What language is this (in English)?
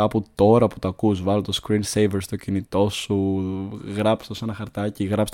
Greek